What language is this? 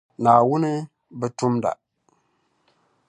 Dagbani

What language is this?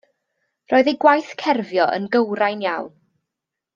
Welsh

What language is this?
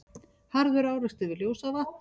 Icelandic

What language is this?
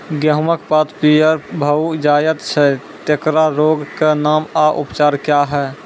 Maithili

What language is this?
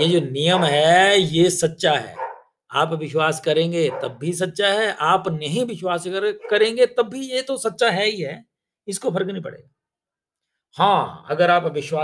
Hindi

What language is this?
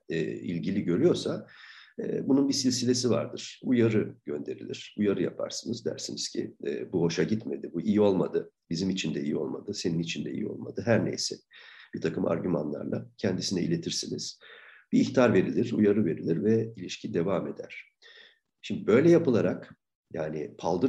Turkish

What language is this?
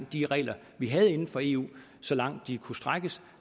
Danish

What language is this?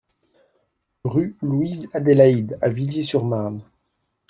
French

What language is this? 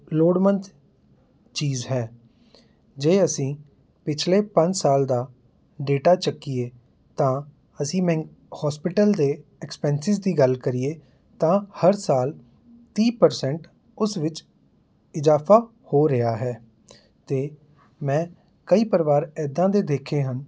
Punjabi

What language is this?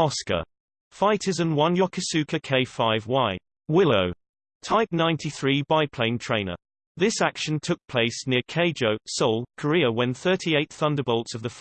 English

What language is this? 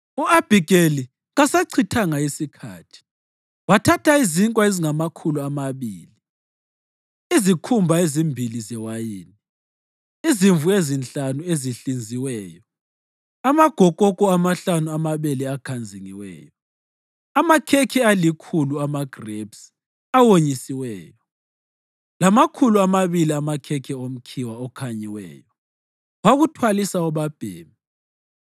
North Ndebele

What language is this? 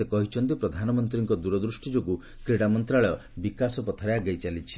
Odia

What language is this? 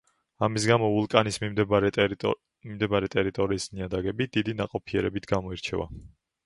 Georgian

